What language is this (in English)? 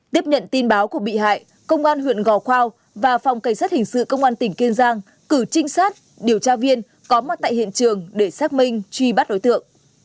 Vietnamese